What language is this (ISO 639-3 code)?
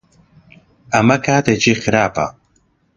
ckb